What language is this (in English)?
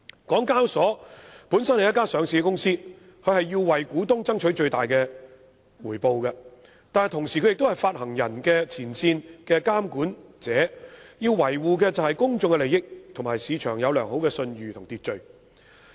Cantonese